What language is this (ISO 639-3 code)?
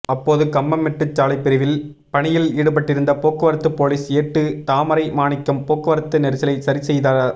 tam